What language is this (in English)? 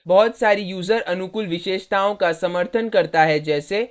Hindi